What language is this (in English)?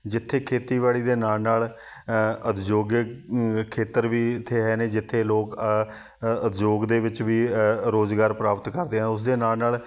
Punjabi